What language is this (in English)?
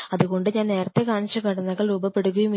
Malayalam